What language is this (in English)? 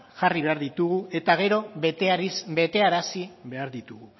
Basque